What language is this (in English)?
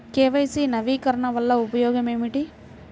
Telugu